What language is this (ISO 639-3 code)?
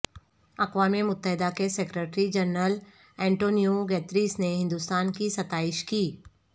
urd